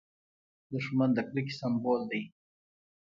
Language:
Pashto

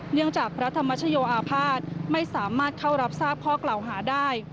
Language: Thai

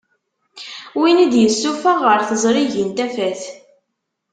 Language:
Kabyle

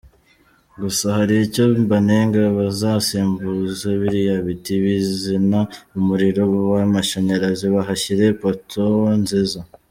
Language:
Kinyarwanda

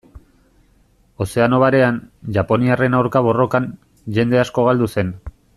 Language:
Basque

